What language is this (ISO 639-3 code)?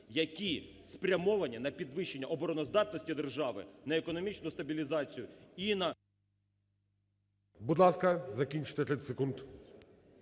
ukr